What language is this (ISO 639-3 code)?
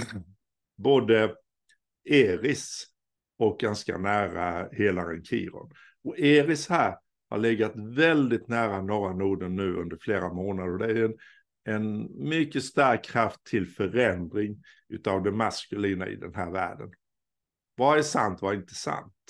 swe